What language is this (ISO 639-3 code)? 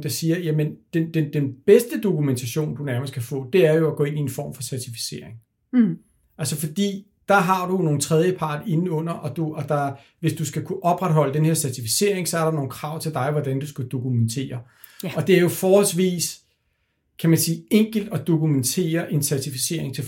dan